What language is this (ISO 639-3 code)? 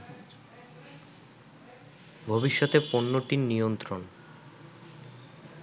ben